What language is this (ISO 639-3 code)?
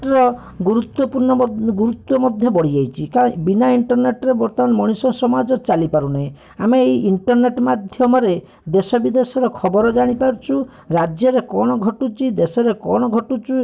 ori